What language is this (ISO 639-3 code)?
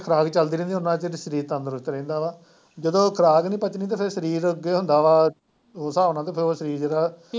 pan